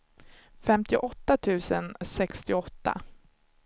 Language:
Swedish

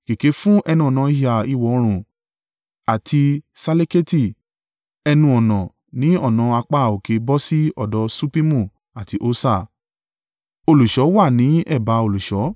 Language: Yoruba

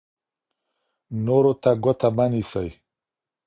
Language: Pashto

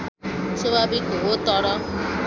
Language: Nepali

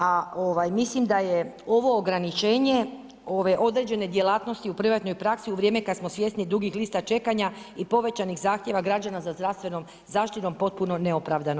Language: Croatian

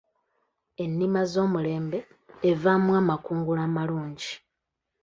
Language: Ganda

